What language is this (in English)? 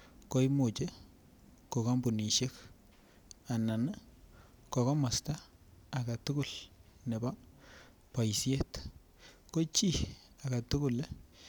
Kalenjin